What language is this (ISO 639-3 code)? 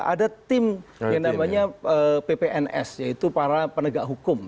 ind